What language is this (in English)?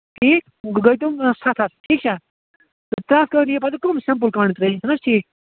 Kashmiri